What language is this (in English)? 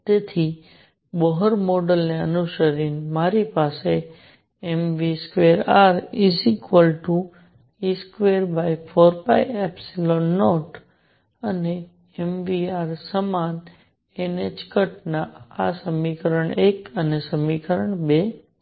Gujarati